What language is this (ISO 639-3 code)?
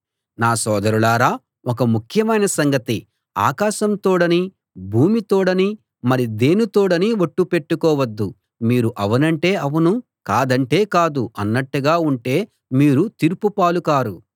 tel